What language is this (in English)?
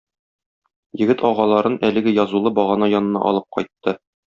Tatar